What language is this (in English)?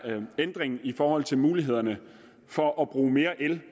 Danish